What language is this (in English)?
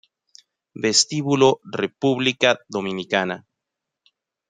Spanish